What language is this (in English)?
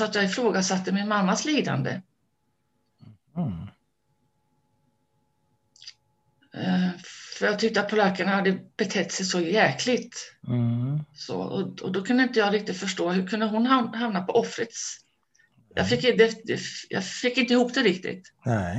Swedish